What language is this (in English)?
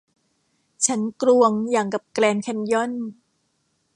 Thai